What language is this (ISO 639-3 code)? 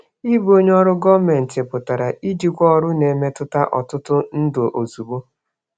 ibo